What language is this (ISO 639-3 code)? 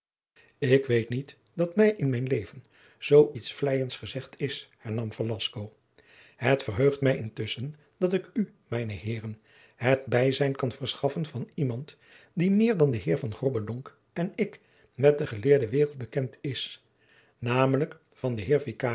nld